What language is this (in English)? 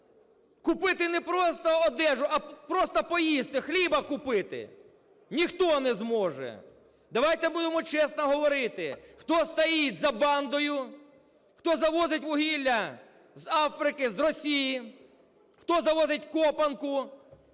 Ukrainian